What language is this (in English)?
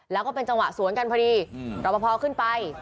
Thai